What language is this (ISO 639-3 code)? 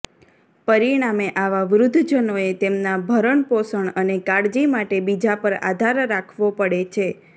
guj